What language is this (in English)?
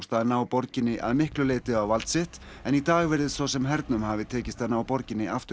Icelandic